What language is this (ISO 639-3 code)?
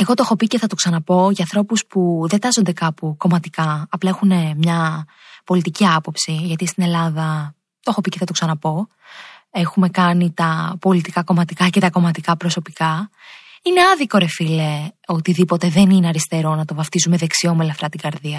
ell